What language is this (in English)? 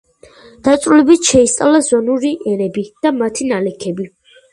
Georgian